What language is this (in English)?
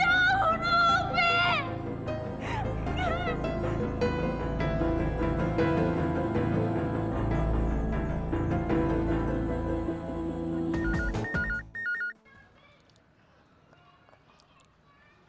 Indonesian